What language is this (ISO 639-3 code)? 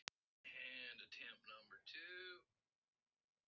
isl